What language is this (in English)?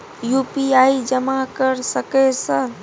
Maithili